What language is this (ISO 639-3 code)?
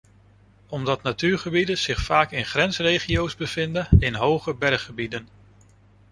nld